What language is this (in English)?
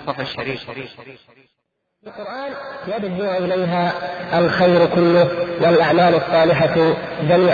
Arabic